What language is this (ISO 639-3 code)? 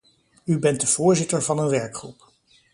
nld